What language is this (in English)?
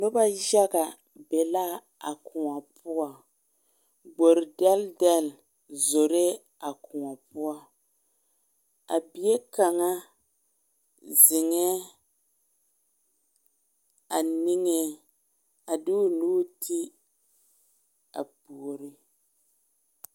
Southern Dagaare